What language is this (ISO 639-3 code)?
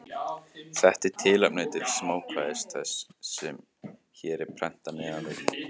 isl